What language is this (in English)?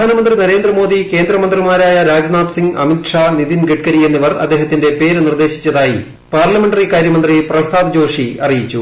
Malayalam